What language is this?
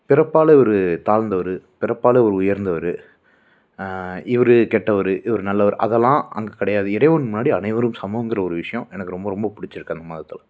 Tamil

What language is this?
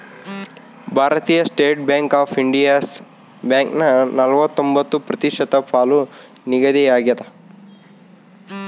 Kannada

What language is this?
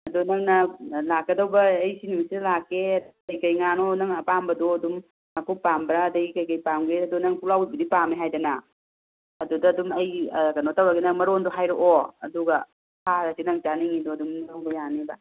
Manipuri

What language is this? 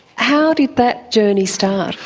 English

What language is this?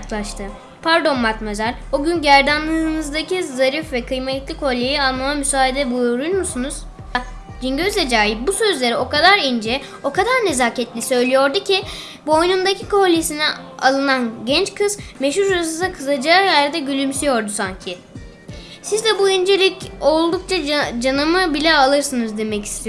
Turkish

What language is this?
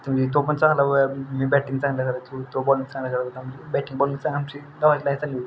Marathi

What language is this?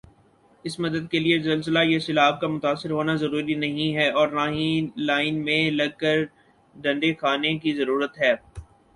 Urdu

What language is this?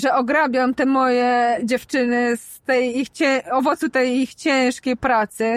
Polish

